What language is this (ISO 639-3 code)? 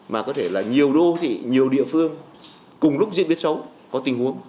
vie